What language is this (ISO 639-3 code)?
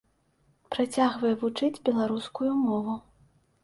bel